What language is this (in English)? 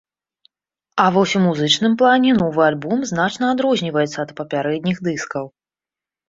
Belarusian